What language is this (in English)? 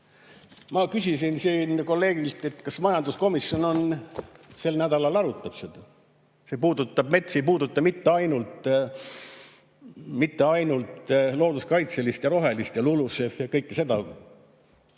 Estonian